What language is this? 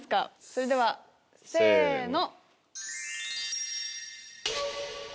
Japanese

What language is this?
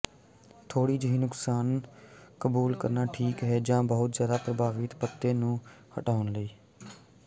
Punjabi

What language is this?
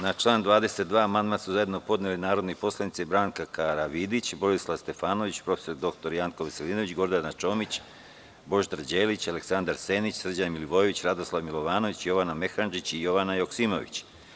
Serbian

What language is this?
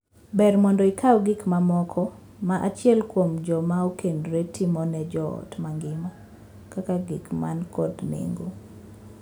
Luo (Kenya and Tanzania)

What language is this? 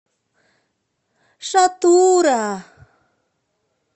Russian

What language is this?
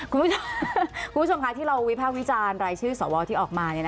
Thai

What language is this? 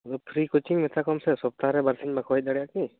Santali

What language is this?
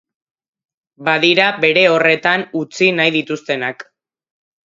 Basque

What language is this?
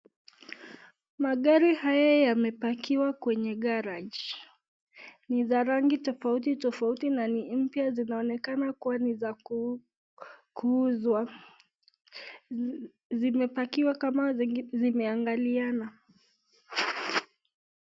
Swahili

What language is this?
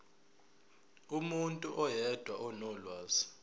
Zulu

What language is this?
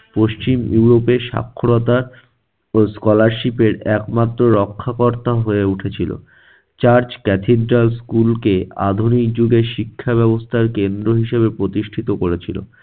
Bangla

